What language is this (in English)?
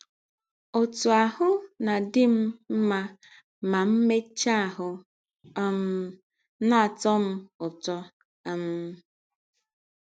Igbo